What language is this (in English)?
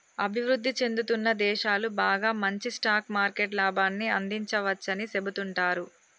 Telugu